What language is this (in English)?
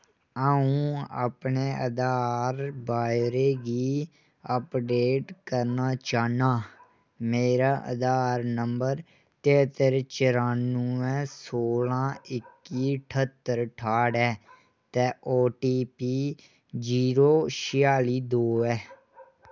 Dogri